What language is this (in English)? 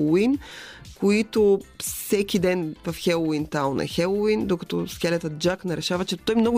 Bulgarian